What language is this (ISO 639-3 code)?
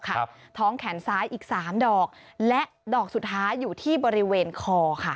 tha